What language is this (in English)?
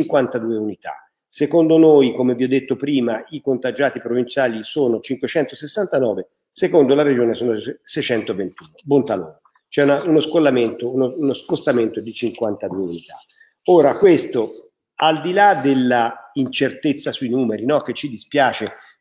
Italian